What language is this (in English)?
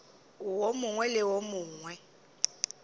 Northern Sotho